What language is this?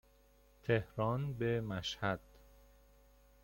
Persian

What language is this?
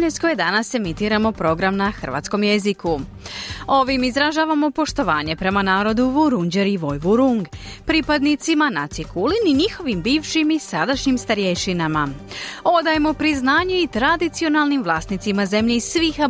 Croatian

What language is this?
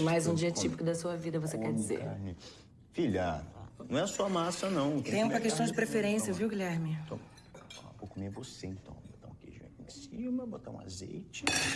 Portuguese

